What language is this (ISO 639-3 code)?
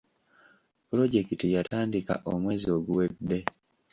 lug